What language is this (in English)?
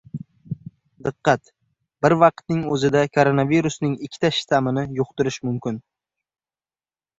Uzbek